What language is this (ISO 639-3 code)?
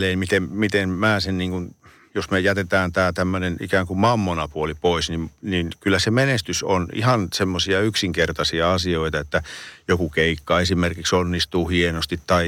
fin